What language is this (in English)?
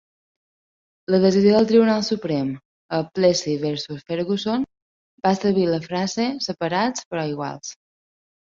Catalan